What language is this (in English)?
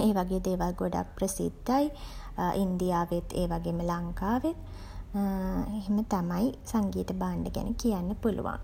Sinhala